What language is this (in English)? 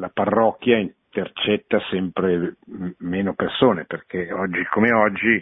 Italian